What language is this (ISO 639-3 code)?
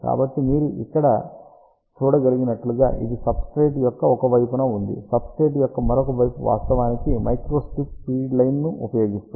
tel